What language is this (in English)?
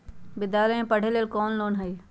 Magahi